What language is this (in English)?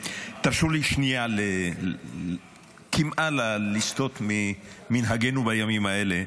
Hebrew